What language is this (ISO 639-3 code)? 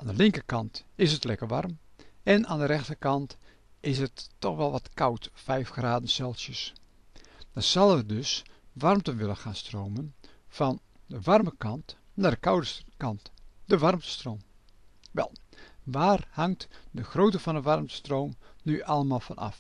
nld